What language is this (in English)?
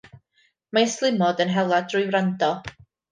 Welsh